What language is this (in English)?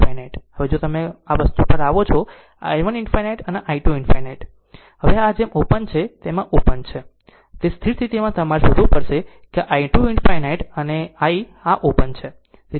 Gujarati